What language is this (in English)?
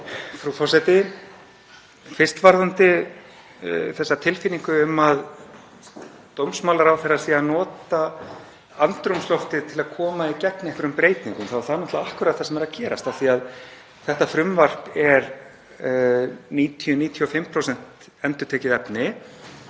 Icelandic